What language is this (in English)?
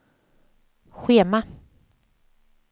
Swedish